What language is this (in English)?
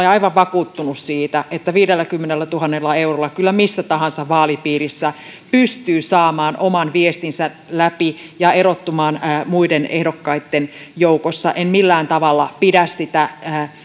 Finnish